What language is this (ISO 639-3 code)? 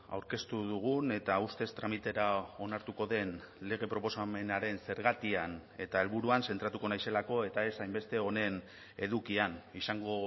eus